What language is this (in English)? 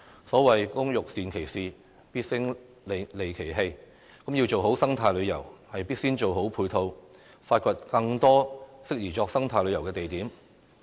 Cantonese